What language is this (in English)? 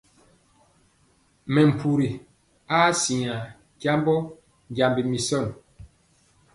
Mpiemo